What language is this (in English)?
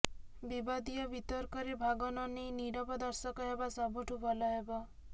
Odia